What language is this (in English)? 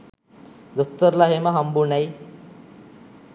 Sinhala